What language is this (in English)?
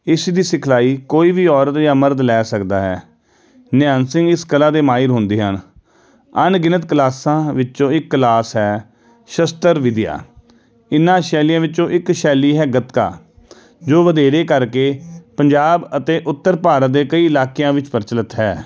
Punjabi